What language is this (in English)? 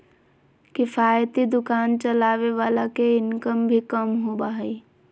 Magahi